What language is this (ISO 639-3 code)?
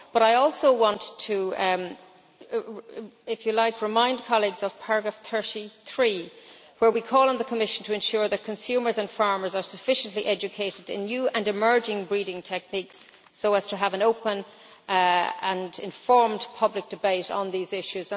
eng